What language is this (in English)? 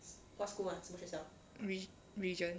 English